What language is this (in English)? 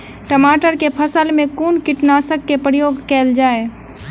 Maithili